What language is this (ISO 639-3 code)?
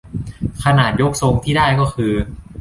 tha